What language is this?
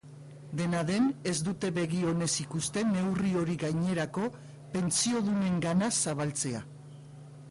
Basque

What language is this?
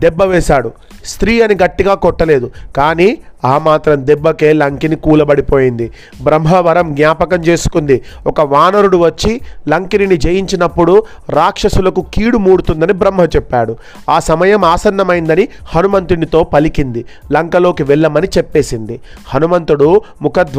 Telugu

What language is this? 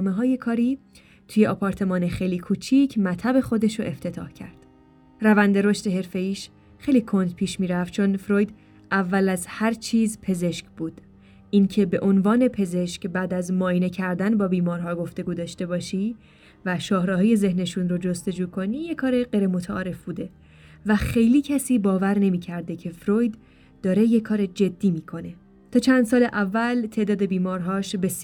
Persian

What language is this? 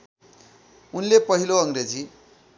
Nepali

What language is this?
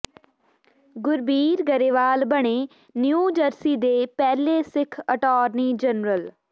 Punjabi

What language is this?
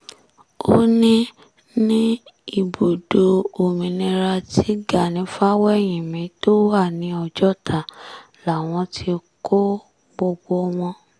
Yoruba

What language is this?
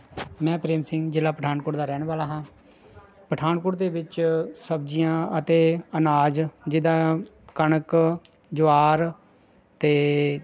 Punjabi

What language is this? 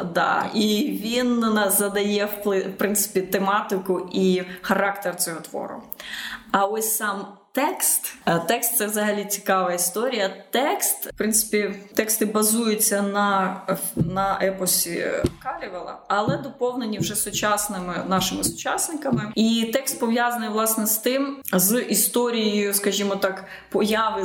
Ukrainian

